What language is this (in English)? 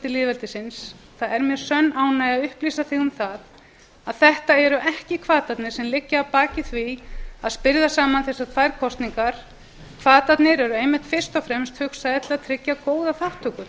Icelandic